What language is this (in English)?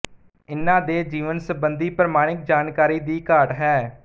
Punjabi